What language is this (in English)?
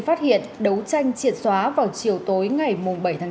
Vietnamese